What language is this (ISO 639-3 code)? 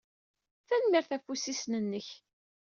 kab